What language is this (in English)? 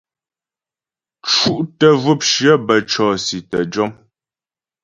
Ghomala